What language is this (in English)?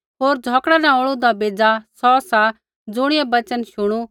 Kullu Pahari